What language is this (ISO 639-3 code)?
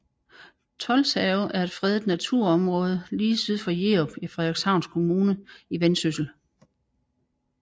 dan